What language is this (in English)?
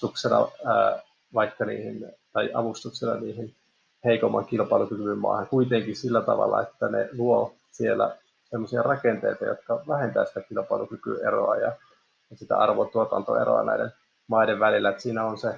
Finnish